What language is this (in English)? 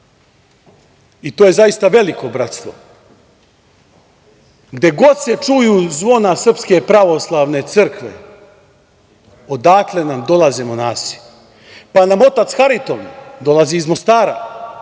Serbian